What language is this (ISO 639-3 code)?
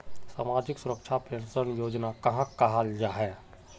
mag